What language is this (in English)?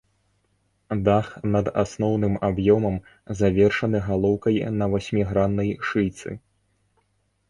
Belarusian